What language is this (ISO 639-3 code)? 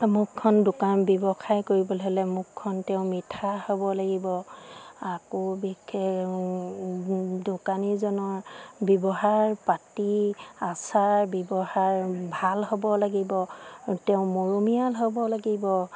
asm